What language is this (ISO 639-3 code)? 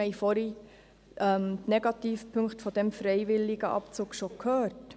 gsw